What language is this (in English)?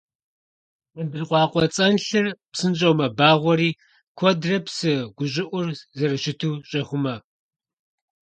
Kabardian